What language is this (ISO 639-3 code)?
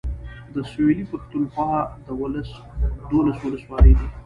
pus